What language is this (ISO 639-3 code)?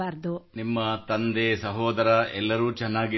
kan